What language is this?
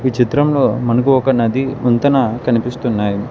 Telugu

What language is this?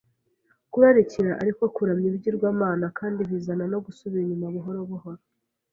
Kinyarwanda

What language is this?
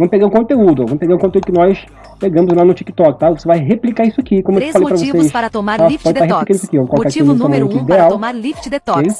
Portuguese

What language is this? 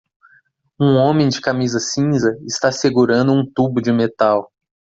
Portuguese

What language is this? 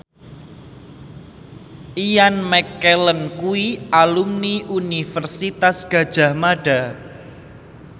Javanese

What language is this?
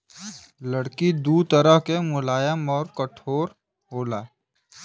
Bhojpuri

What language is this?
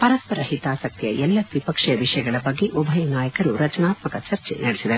Kannada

